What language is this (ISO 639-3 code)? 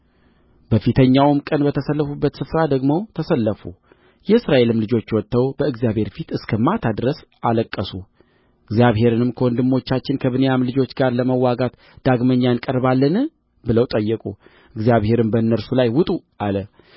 amh